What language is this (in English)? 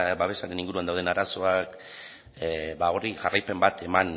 Basque